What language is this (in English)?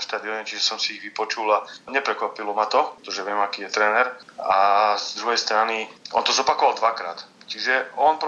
Slovak